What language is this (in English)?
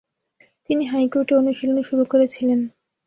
Bangla